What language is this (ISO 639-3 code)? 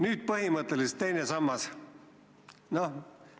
est